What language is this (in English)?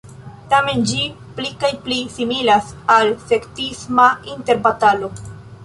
Esperanto